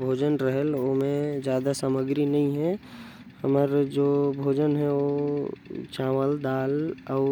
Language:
Korwa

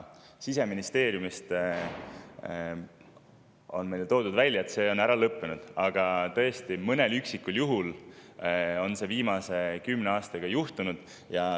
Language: Estonian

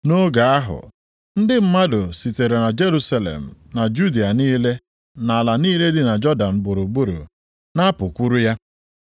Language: Igbo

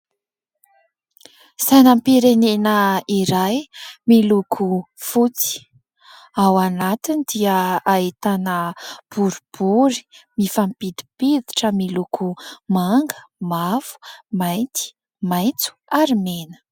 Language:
Malagasy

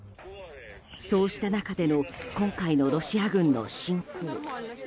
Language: Japanese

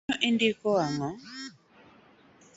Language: Luo (Kenya and Tanzania)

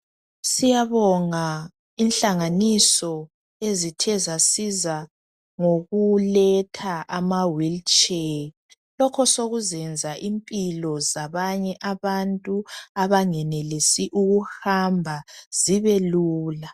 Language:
North Ndebele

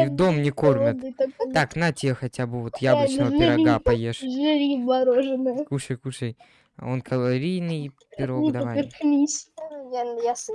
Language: Russian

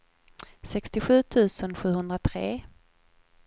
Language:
Swedish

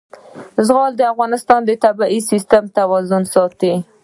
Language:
Pashto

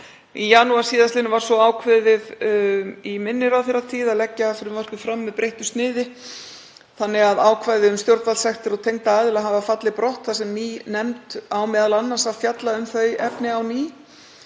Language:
Icelandic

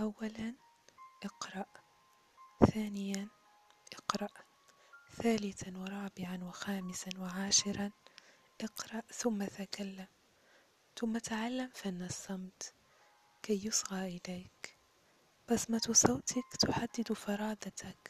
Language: Arabic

